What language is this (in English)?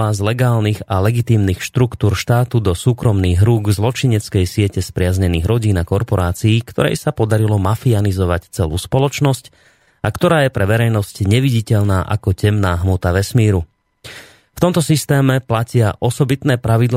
Slovak